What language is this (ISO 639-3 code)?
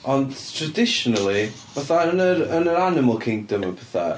cym